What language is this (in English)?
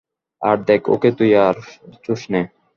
Bangla